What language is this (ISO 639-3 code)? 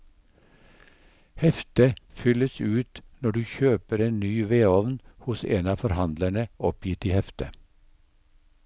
nor